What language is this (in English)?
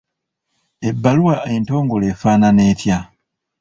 Ganda